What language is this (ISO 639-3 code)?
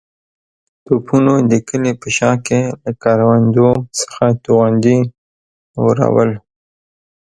pus